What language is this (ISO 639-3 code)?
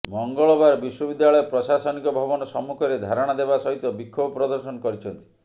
ori